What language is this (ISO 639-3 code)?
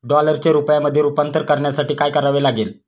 mar